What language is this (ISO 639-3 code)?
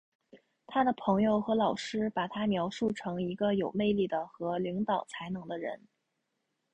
zho